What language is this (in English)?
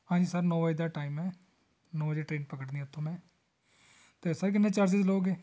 Punjabi